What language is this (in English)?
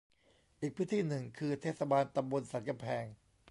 Thai